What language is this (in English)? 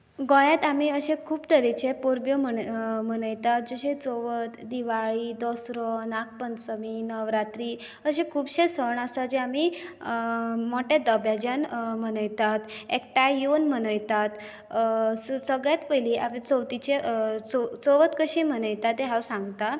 Konkani